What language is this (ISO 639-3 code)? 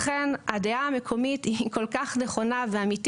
heb